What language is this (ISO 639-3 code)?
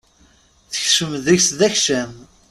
kab